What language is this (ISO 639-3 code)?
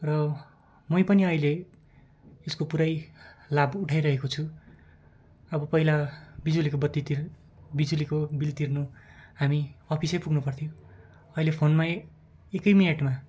nep